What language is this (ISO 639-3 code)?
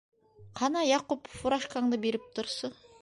bak